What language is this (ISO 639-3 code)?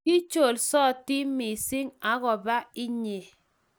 kln